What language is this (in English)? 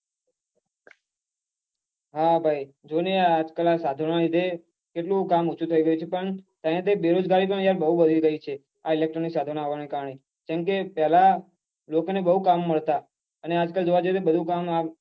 Gujarati